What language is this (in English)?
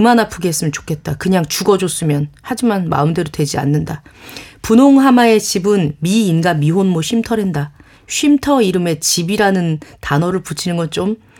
Korean